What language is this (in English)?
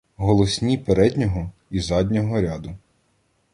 Ukrainian